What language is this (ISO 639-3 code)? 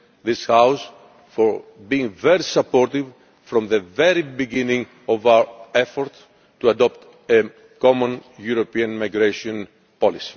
eng